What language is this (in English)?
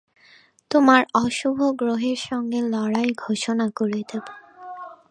Bangla